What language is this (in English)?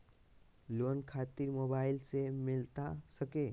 Magahi